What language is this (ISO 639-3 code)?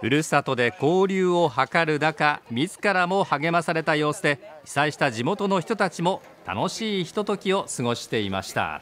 jpn